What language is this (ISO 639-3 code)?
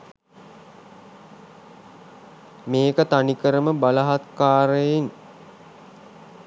sin